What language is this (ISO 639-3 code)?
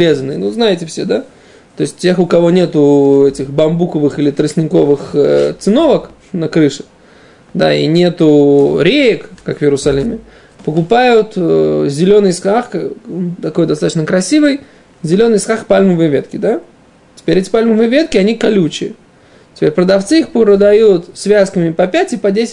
rus